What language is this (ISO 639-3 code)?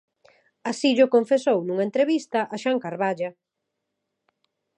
glg